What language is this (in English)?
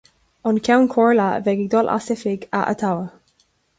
Irish